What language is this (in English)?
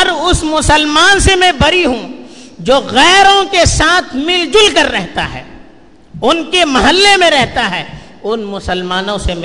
Urdu